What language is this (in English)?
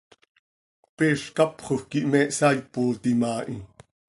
Seri